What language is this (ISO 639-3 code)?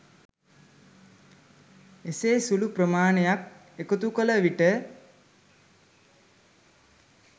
sin